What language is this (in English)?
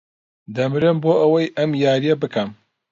Central Kurdish